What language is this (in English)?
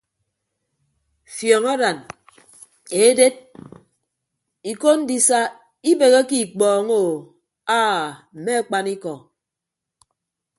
Ibibio